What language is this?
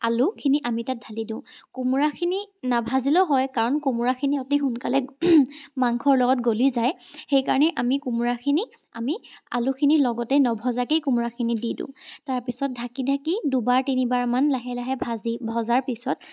Assamese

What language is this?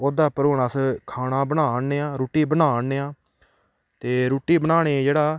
Dogri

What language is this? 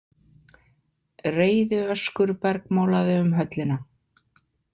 Icelandic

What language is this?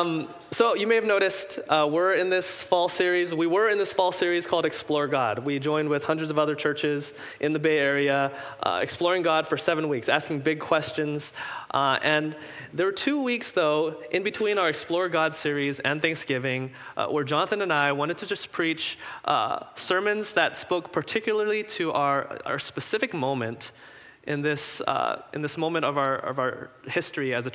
English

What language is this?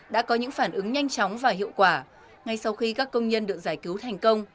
Vietnamese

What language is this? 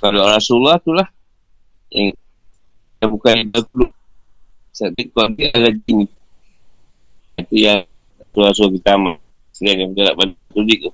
Malay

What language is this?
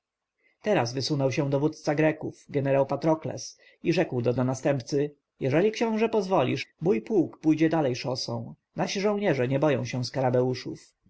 Polish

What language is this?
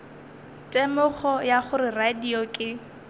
Northern Sotho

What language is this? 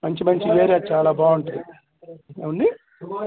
Telugu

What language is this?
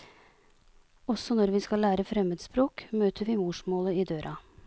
Norwegian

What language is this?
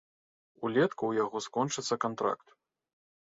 Belarusian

